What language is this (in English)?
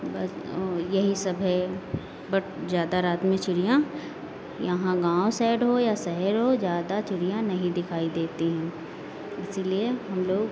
Hindi